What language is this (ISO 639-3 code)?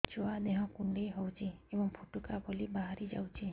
ori